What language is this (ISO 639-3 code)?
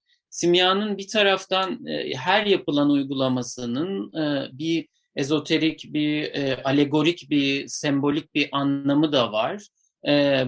tur